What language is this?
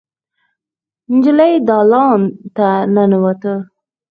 Pashto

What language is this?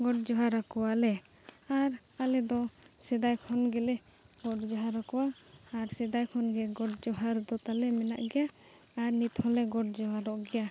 Santali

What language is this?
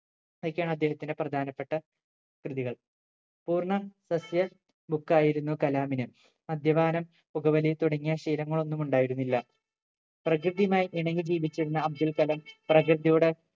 Malayalam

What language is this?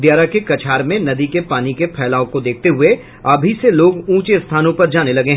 Hindi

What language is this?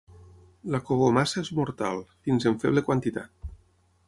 Catalan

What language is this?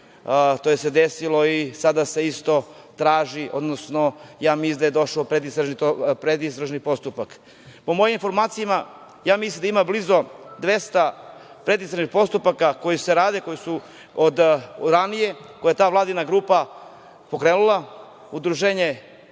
Serbian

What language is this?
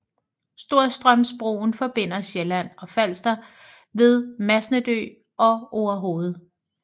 Danish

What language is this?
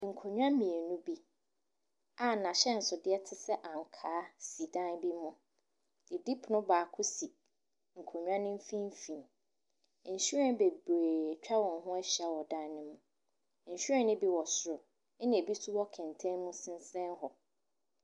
Akan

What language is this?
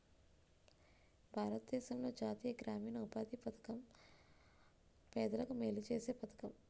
Telugu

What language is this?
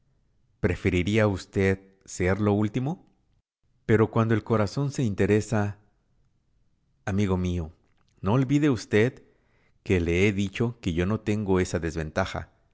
Spanish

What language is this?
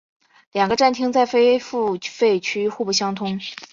Chinese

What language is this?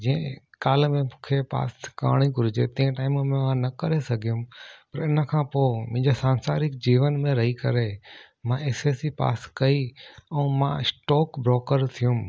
Sindhi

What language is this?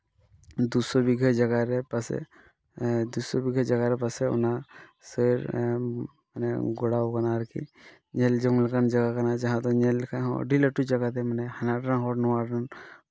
Santali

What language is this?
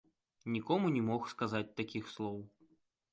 Belarusian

